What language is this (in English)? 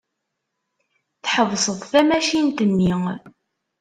Kabyle